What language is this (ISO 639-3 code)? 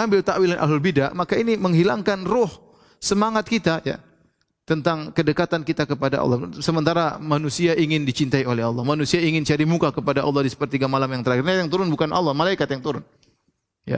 ind